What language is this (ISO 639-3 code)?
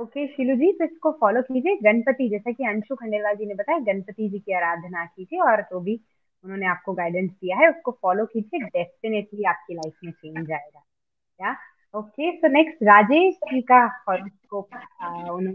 hin